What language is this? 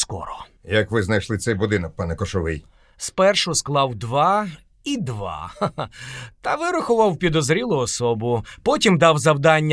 Ukrainian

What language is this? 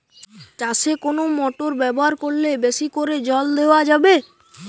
Bangla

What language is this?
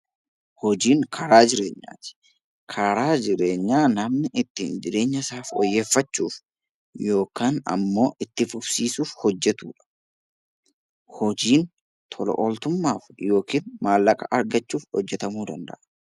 Oromo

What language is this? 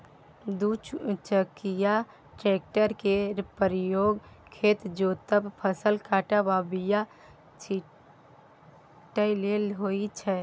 Maithili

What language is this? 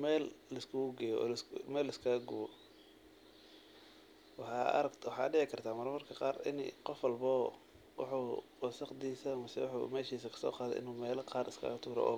Somali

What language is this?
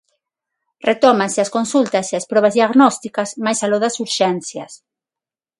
Galician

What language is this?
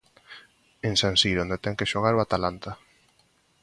Galician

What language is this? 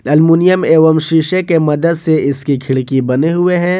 Hindi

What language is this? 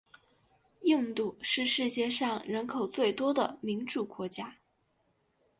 Chinese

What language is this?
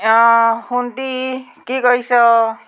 Assamese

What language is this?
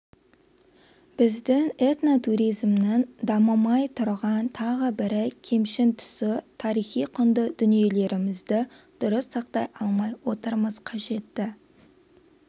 Kazakh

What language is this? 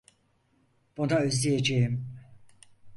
Turkish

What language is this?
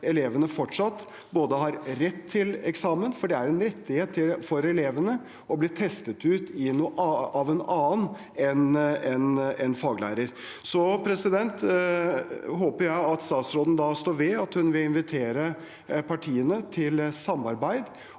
Norwegian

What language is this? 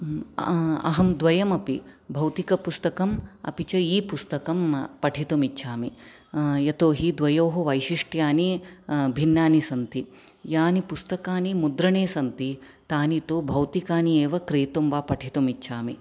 Sanskrit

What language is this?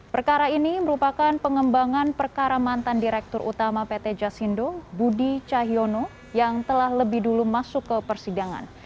Indonesian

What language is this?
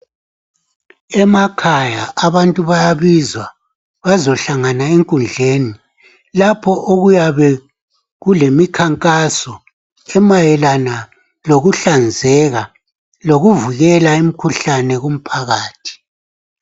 North Ndebele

